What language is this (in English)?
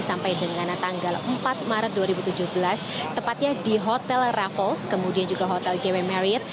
Indonesian